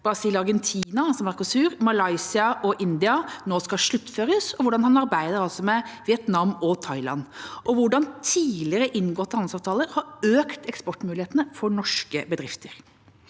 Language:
Norwegian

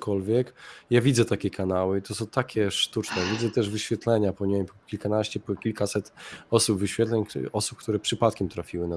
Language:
Polish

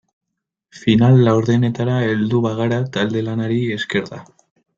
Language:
Basque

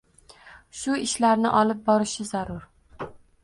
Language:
Uzbek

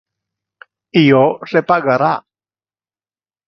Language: Interlingua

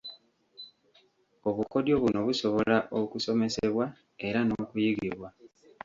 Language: Ganda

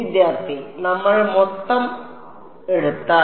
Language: Malayalam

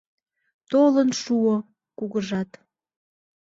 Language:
Mari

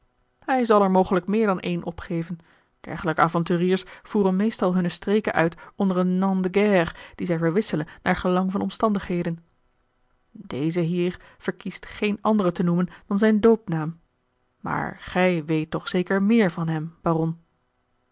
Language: Dutch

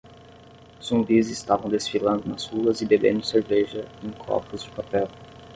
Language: Portuguese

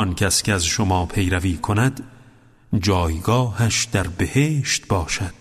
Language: Persian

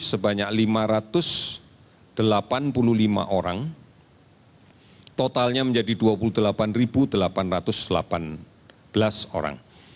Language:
Indonesian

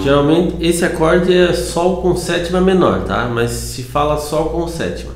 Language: Portuguese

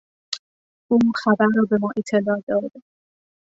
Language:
Persian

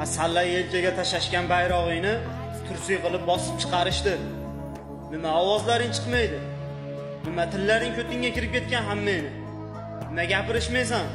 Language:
Turkish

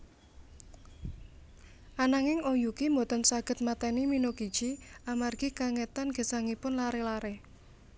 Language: Javanese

